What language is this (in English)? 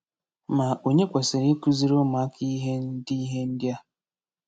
Igbo